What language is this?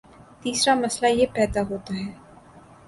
Urdu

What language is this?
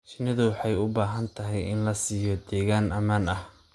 Somali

